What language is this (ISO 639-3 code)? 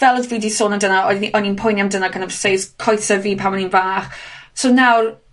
cym